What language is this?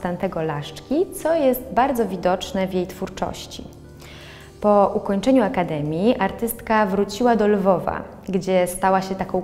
Polish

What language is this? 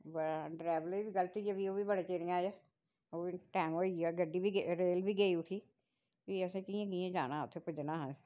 Dogri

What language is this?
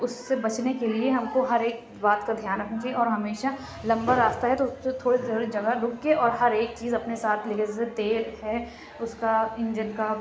Urdu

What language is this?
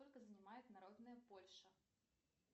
Russian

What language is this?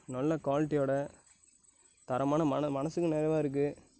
Tamil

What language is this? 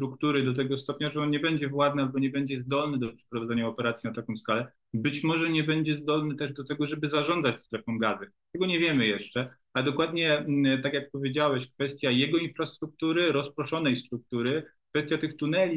Polish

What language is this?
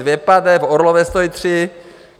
Czech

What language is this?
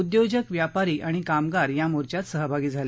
Marathi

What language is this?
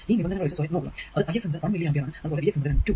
Malayalam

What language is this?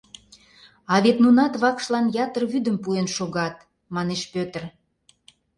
Mari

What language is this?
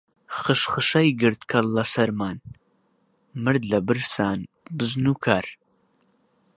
Central Kurdish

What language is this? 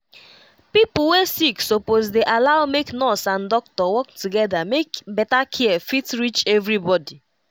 Nigerian Pidgin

